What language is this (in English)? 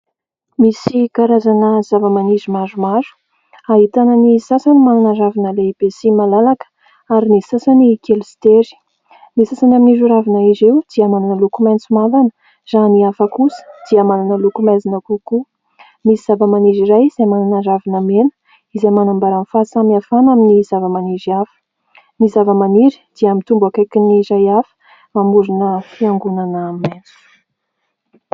Malagasy